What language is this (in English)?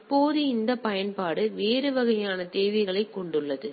Tamil